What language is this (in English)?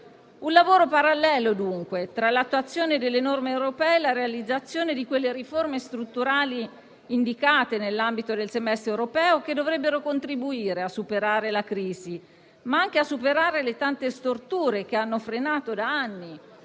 Italian